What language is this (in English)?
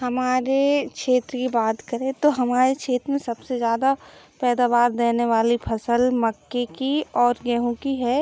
Hindi